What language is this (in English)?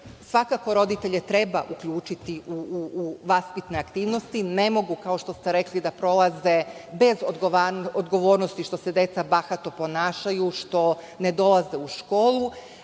Serbian